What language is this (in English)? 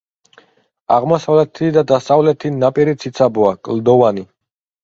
Georgian